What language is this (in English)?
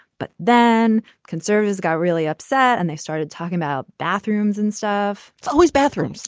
English